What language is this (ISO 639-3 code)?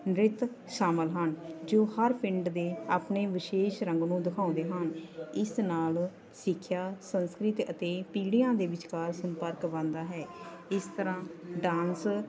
pan